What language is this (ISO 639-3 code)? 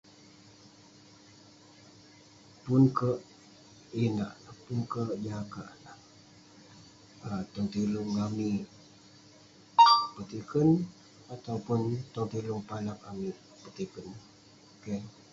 pne